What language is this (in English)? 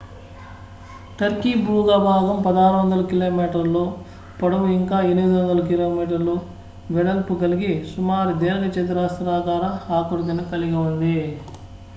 Telugu